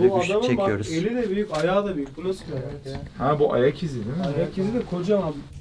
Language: Turkish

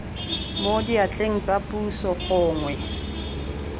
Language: Tswana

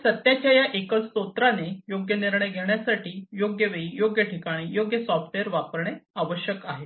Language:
Marathi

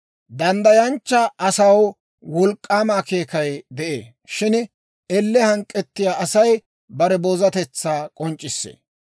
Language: Dawro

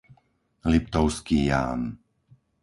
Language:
Slovak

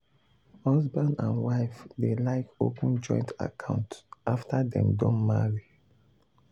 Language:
Nigerian Pidgin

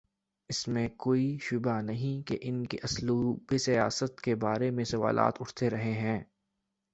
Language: Urdu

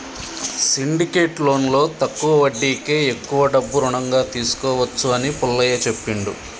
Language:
Telugu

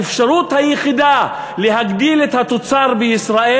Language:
Hebrew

